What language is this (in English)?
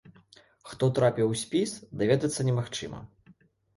Belarusian